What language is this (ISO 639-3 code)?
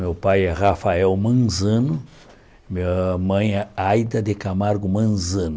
por